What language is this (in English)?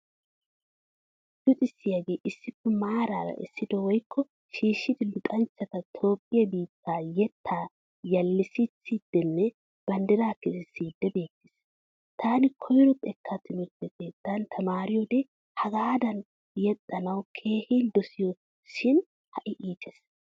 Wolaytta